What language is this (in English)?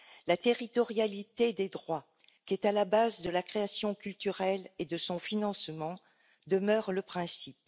French